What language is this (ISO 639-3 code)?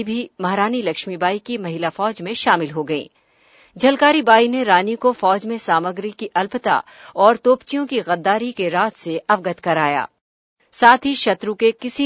hin